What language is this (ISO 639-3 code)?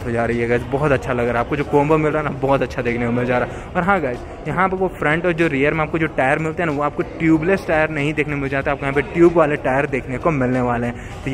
hin